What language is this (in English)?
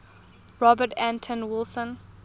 English